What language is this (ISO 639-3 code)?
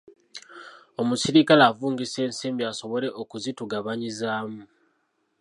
lug